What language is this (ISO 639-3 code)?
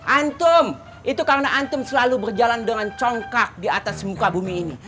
ind